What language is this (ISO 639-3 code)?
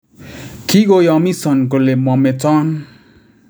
kln